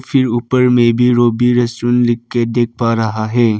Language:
Hindi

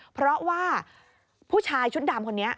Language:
Thai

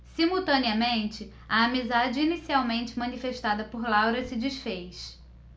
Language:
Portuguese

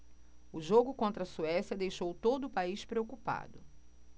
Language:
Portuguese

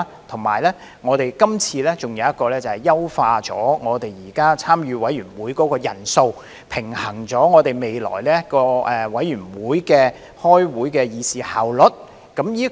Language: Cantonese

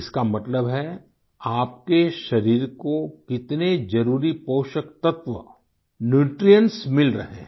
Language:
Hindi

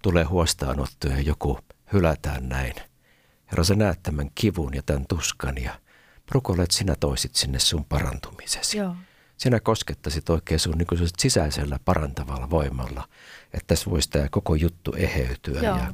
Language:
Finnish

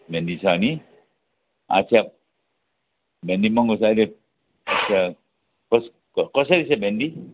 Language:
Nepali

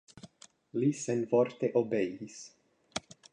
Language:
Esperanto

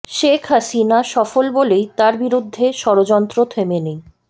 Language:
Bangla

